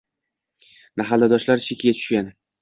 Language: Uzbek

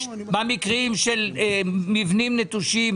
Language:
Hebrew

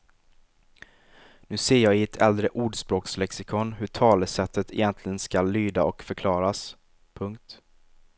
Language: Swedish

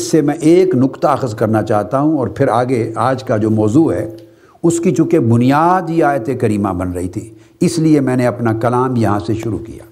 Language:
Urdu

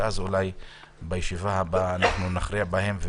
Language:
Hebrew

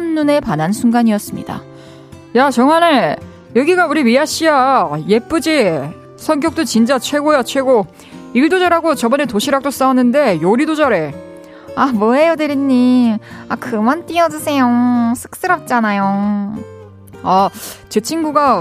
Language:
Korean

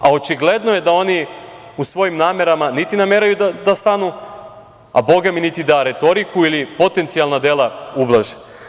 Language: Serbian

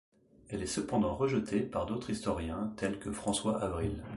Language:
French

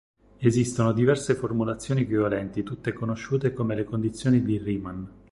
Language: Italian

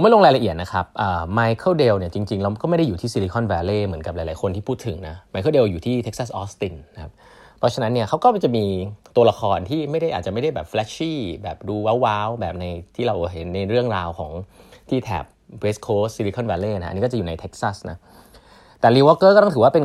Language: Thai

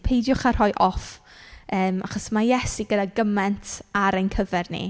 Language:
Welsh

